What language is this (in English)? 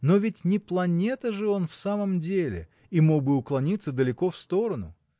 Russian